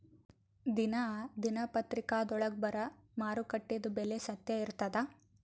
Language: Kannada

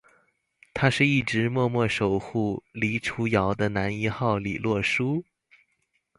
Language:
Chinese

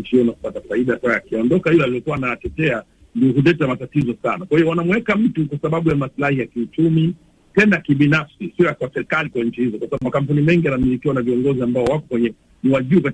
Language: Swahili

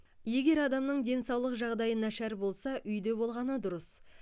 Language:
Kazakh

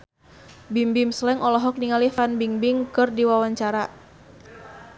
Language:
Sundanese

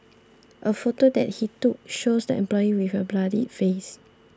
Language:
English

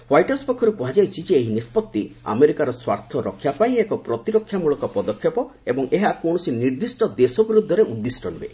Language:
Odia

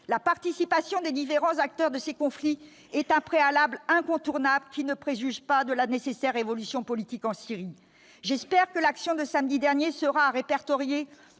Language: French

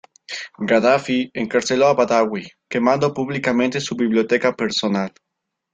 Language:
Spanish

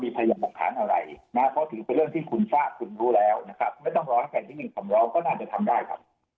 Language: Thai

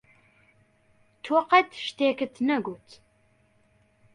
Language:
Central Kurdish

